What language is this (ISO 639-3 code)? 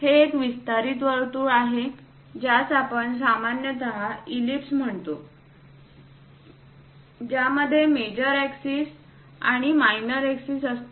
mar